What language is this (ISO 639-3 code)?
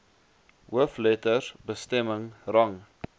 afr